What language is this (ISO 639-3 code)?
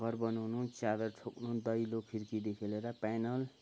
nep